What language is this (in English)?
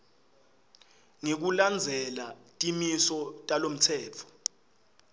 Swati